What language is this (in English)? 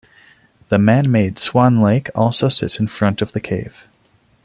English